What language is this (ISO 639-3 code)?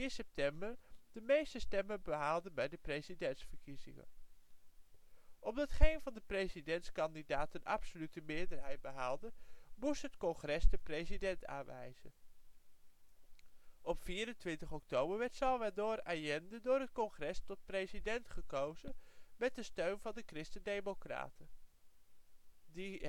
nld